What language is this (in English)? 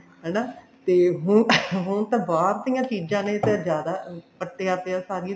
Punjabi